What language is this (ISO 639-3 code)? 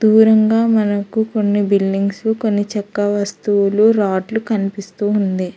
tel